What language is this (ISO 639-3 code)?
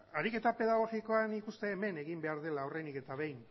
eus